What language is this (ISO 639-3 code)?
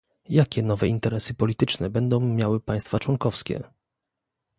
pol